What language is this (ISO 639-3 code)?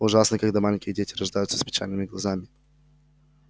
rus